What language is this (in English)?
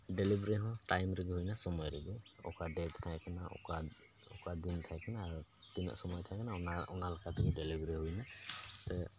Santali